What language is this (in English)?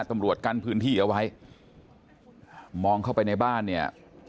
Thai